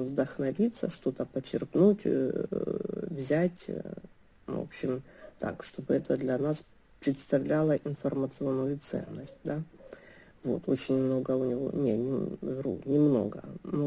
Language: Russian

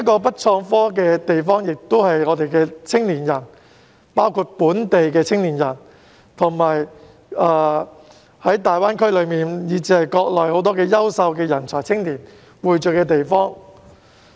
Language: Cantonese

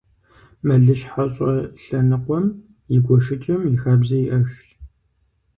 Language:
Kabardian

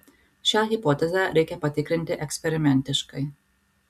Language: Lithuanian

